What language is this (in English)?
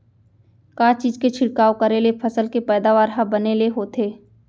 Chhattisgarhi